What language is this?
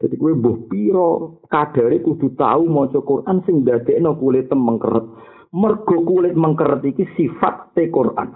Malay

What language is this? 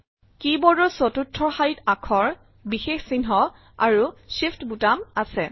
Assamese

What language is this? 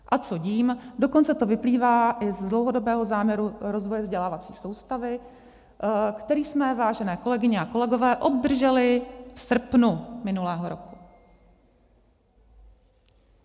Czech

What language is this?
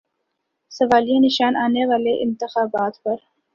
Urdu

